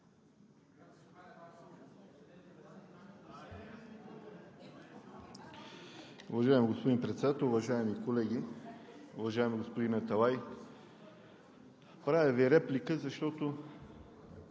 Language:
Bulgarian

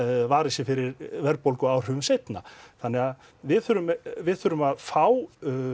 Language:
Icelandic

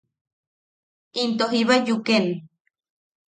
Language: Yaqui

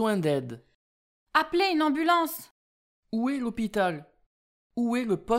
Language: French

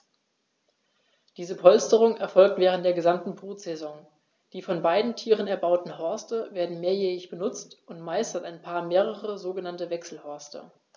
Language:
German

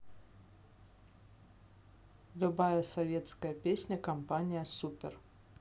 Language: Russian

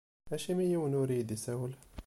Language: Kabyle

